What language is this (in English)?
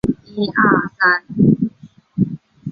Chinese